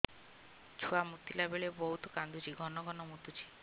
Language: Odia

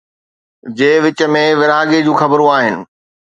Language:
Sindhi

